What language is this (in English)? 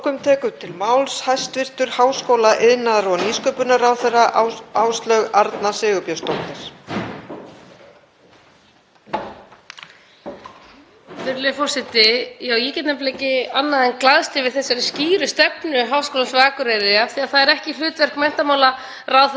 Icelandic